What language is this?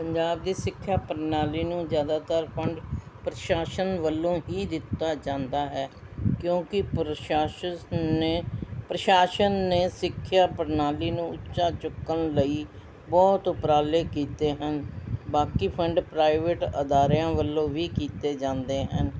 Punjabi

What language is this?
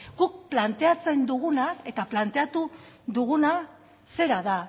Basque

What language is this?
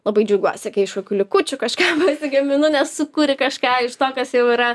Lithuanian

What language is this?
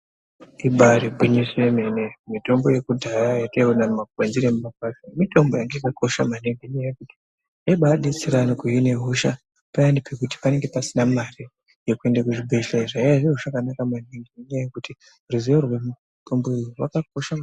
Ndau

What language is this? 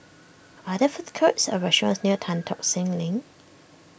English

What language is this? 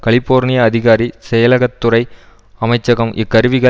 Tamil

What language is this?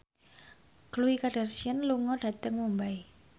Javanese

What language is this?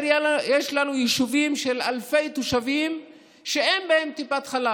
Hebrew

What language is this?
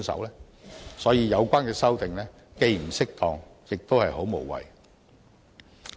Cantonese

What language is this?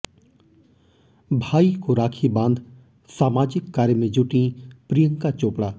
Hindi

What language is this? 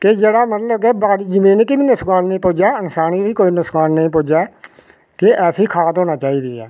Dogri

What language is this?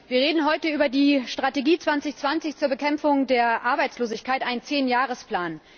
German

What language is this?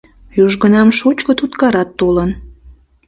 Mari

